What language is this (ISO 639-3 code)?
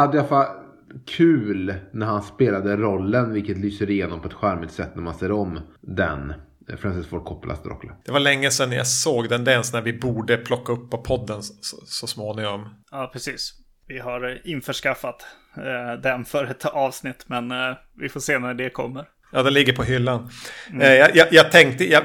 swe